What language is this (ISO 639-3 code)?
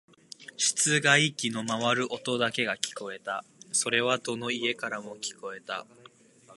jpn